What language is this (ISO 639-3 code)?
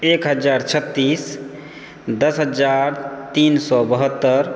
mai